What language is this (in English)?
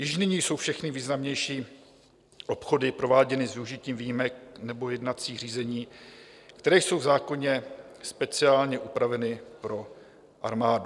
Czech